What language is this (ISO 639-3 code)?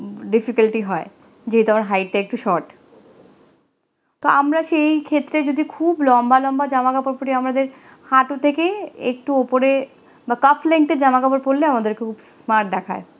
ben